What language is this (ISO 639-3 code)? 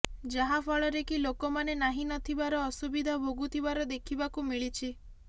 ori